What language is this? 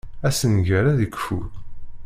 Kabyle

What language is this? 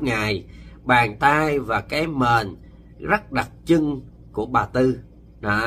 Vietnamese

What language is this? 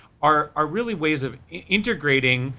English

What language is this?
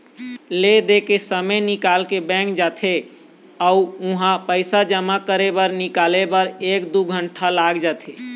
Chhattisgarhi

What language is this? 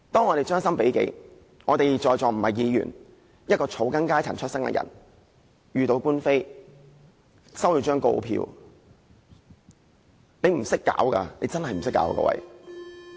Cantonese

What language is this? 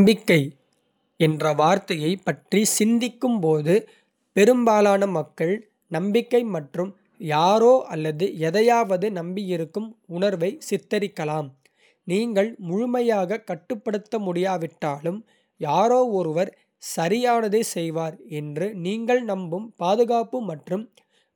Kota (India)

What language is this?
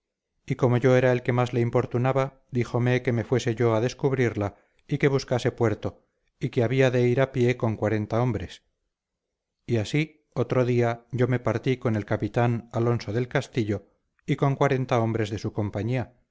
Spanish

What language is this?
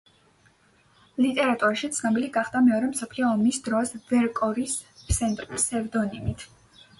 Georgian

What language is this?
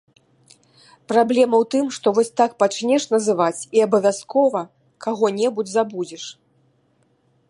Belarusian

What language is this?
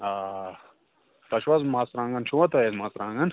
Kashmiri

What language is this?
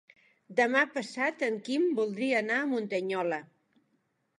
Catalan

